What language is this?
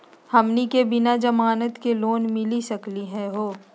Magahi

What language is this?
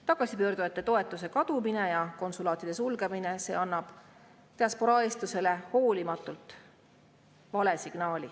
Estonian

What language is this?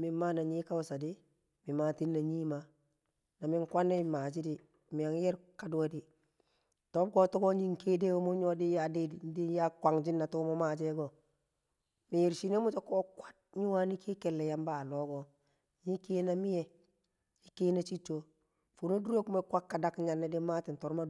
Kamo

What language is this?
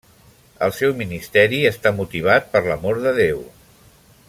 Catalan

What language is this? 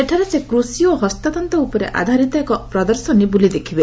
Odia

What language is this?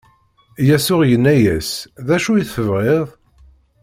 Kabyle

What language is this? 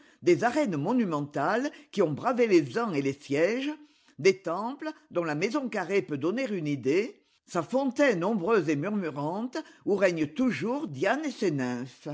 French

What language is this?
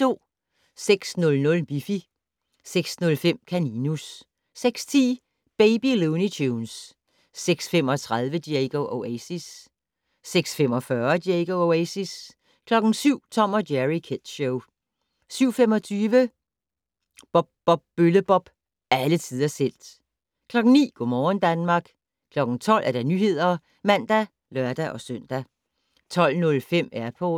Danish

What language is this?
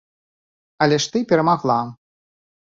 Belarusian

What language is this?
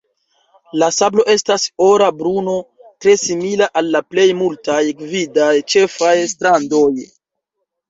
Esperanto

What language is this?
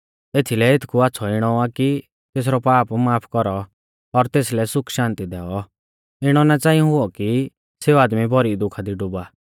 Mahasu Pahari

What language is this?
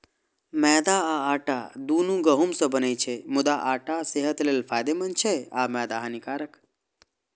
Maithili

